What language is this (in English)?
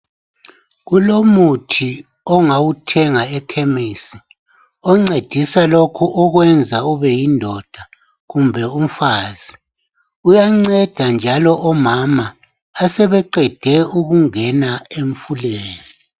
North Ndebele